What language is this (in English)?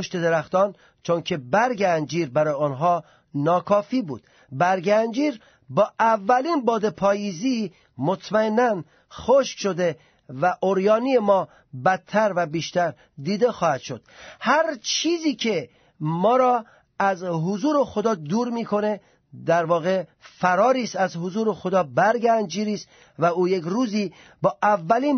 Persian